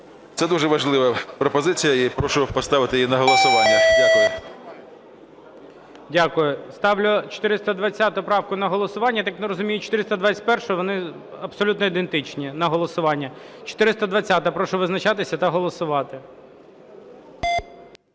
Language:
Ukrainian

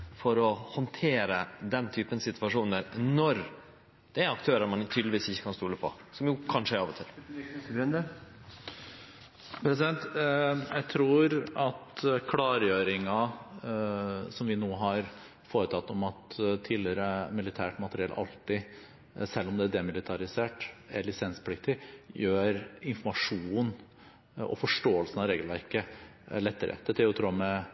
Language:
Norwegian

